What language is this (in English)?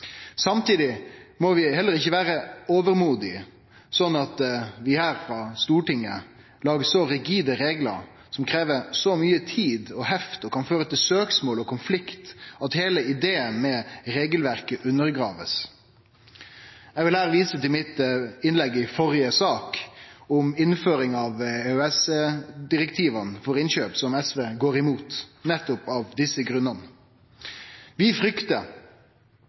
Norwegian Nynorsk